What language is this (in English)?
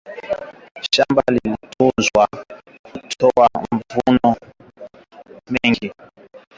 Swahili